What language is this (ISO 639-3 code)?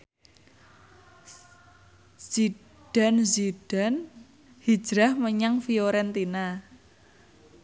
jav